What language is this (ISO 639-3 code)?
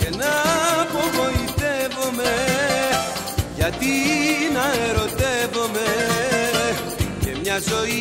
ell